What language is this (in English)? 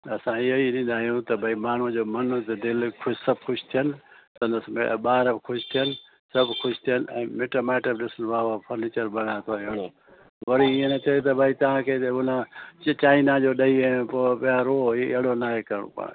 Sindhi